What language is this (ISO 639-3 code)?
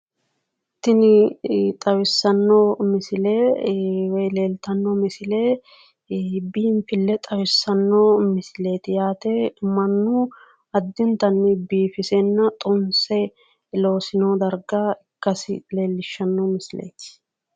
sid